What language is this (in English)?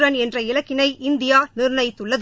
Tamil